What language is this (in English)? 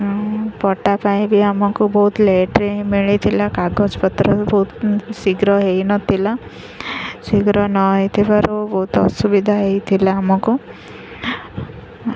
Odia